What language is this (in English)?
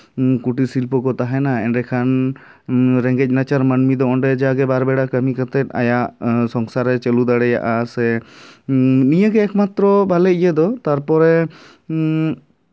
Santali